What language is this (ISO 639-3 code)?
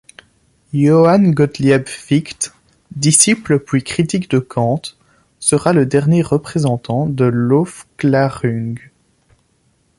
fra